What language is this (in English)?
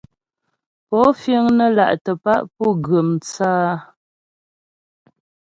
Ghomala